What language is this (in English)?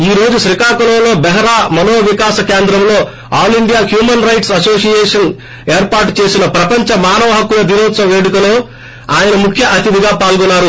Telugu